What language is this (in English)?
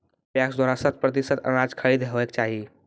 Maithili